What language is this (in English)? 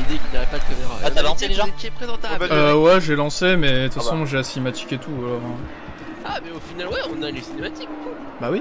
French